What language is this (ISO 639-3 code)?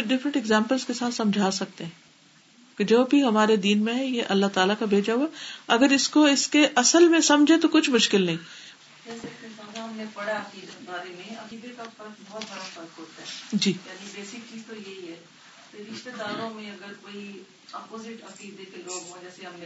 urd